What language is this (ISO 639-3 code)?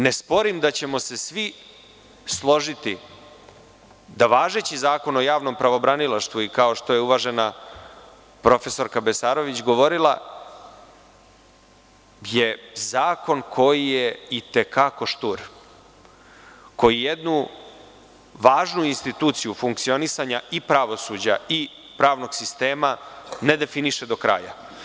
srp